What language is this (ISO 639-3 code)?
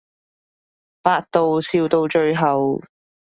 yue